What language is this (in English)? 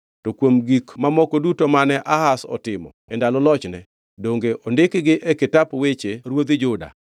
Luo (Kenya and Tanzania)